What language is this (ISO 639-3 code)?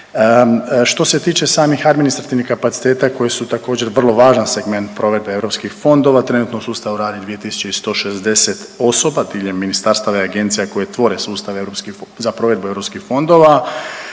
hrv